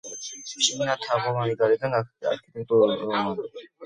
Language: Georgian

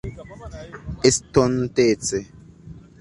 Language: Esperanto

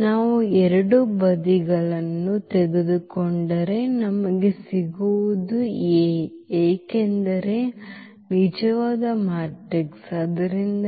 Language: Kannada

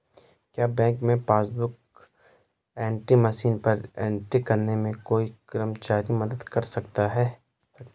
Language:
Hindi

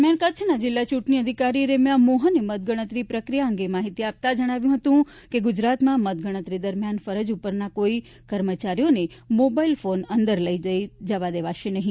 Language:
Gujarati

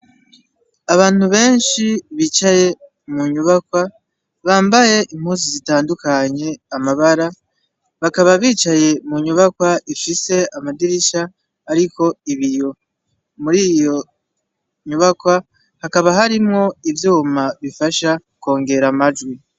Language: Rundi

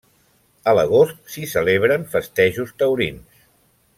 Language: Catalan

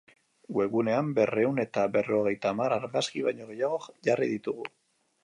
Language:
Basque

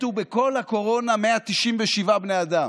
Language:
Hebrew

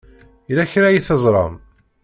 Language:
Kabyle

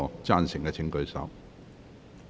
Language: Cantonese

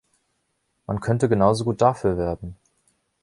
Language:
German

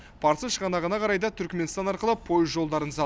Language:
Kazakh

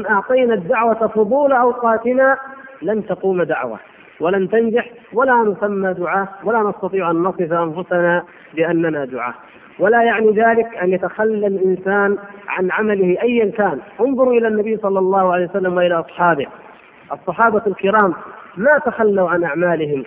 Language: Arabic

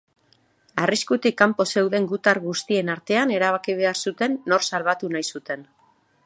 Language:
Basque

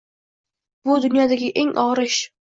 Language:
Uzbek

